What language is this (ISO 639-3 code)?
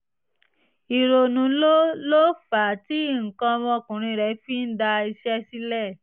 yor